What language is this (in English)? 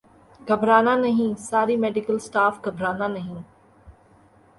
Urdu